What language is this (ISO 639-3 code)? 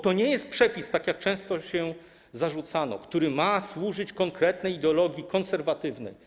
pol